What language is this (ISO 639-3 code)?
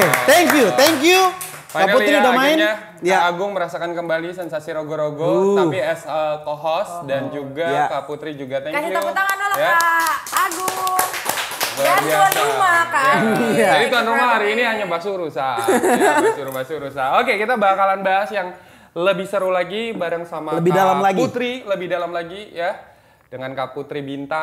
ind